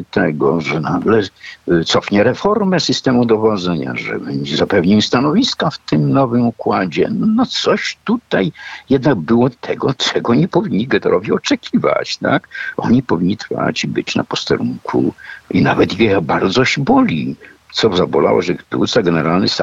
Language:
Polish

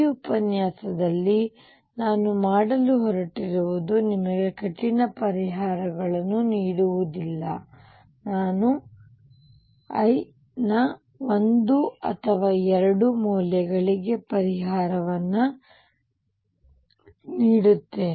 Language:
Kannada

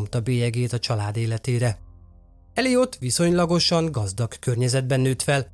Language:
Hungarian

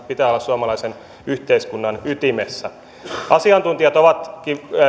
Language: Finnish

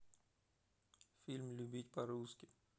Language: Russian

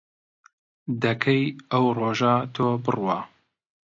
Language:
Central Kurdish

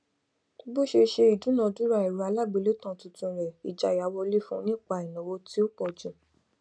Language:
Yoruba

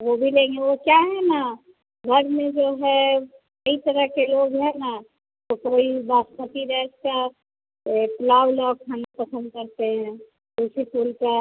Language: Hindi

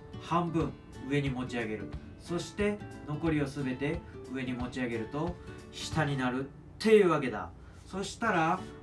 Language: Japanese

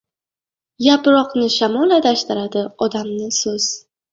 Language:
Uzbek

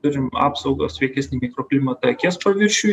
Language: Lithuanian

